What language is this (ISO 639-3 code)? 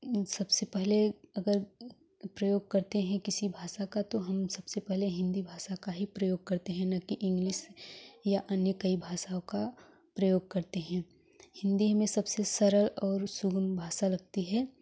hin